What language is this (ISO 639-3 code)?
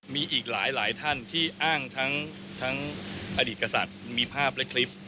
tha